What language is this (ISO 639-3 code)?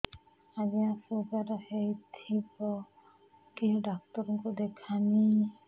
ori